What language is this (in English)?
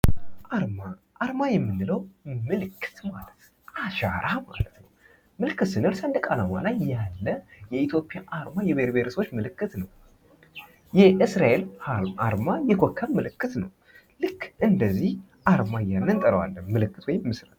Amharic